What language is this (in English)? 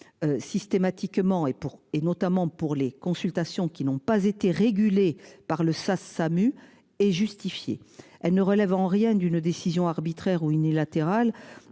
French